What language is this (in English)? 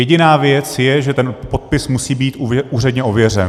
Czech